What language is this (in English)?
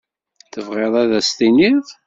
Kabyle